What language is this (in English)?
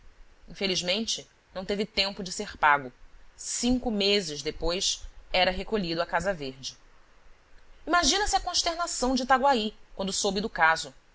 Portuguese